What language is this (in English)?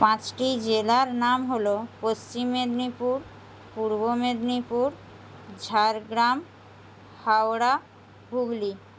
Bangla